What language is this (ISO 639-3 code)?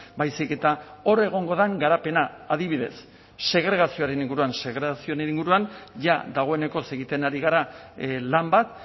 eus